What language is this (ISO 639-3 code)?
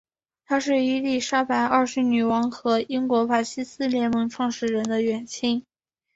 zho